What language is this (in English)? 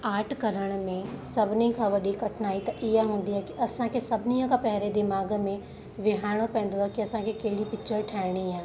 Sindhi